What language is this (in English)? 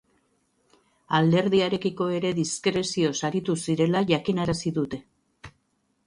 Basque